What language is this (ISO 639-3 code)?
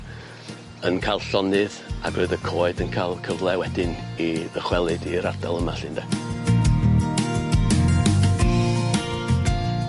cym